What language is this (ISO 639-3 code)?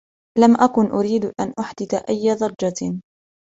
ara